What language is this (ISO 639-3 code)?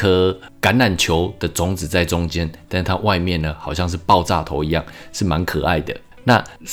zho